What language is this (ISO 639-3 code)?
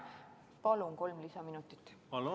est